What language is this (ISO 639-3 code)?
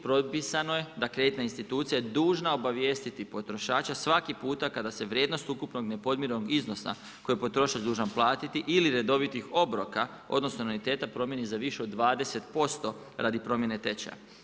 hrv